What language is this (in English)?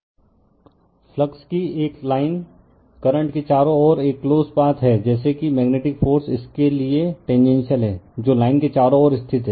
Hindi